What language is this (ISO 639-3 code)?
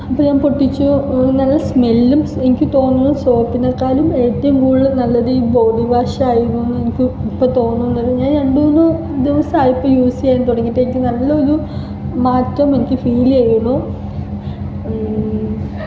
mal